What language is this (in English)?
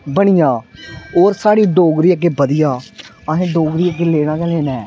Dogri